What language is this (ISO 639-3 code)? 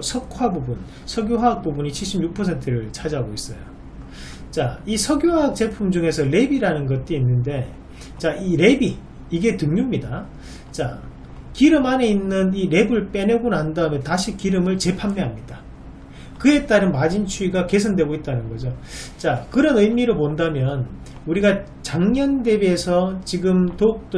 kor